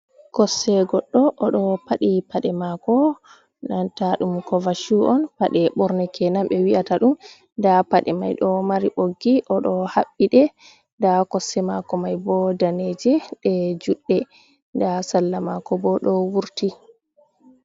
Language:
Fula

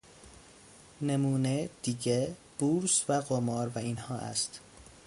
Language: Persian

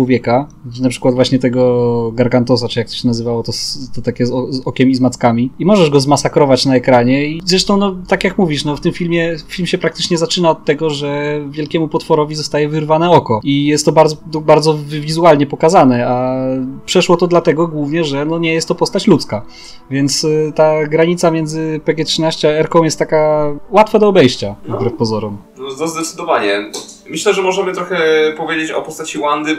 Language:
Polish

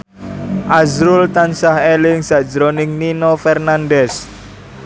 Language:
Javanese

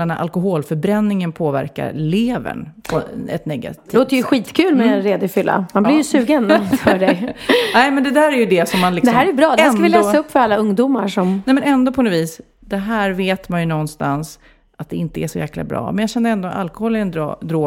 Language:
Swedish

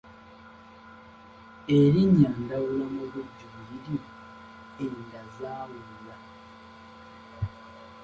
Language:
Ganda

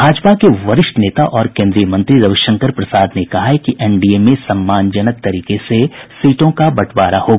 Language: Hindi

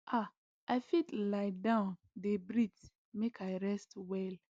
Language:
Nigerian Pidgin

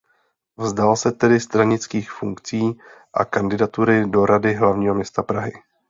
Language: Czech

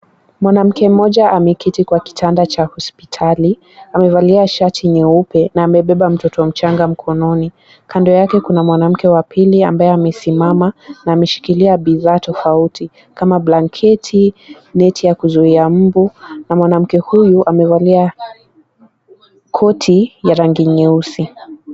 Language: Swahili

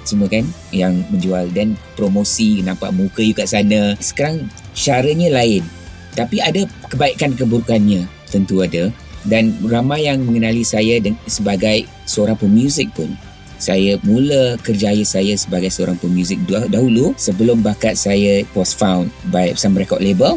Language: Malay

